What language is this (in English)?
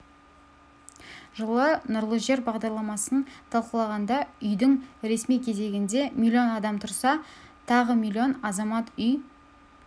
Kazakh